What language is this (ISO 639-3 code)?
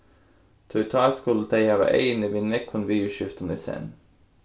fao